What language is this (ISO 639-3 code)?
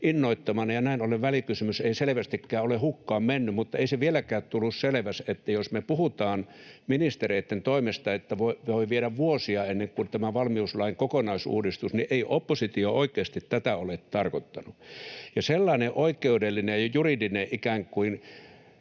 fin